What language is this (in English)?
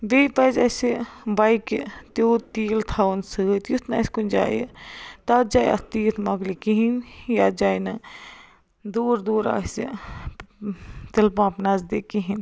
Kashmiri